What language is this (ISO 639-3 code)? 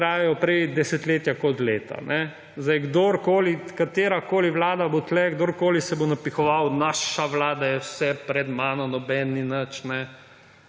slv